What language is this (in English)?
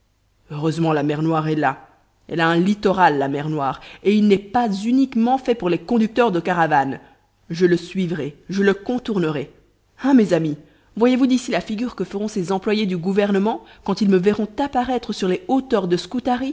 French